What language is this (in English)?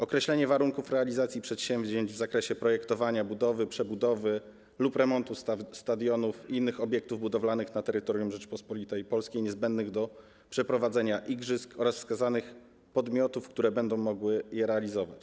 Polish